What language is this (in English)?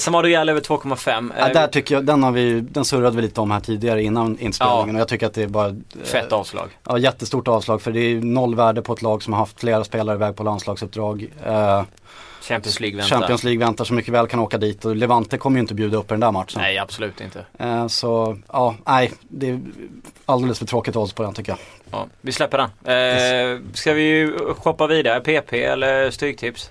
Swedish